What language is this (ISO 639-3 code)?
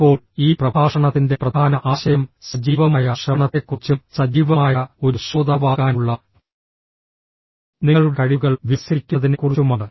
mal